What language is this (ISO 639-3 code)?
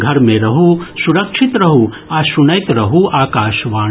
mai